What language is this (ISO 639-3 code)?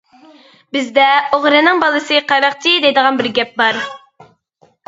uig